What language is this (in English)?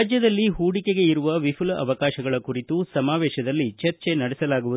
Kannada